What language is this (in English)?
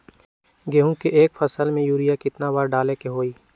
Magahi